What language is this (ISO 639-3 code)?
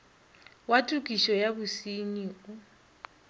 nso